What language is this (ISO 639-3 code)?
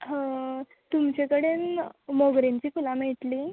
kok